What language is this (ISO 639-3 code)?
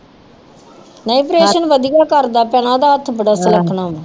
pan